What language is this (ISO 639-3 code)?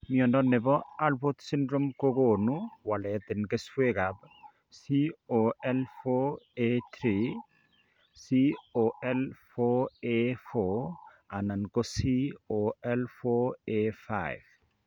kln